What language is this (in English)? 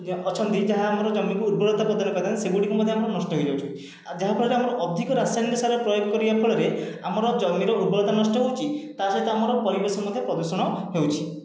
Odia